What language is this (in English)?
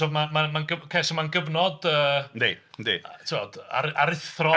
Welsh